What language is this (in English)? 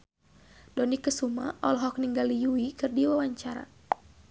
Sundanese